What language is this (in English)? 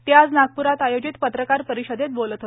Marathi